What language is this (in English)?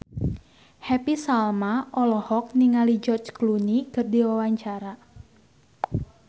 Sundanese